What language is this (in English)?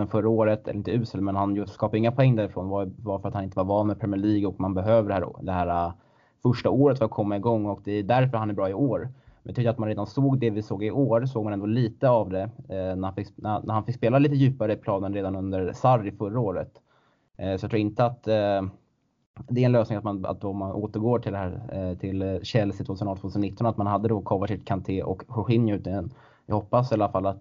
Swedish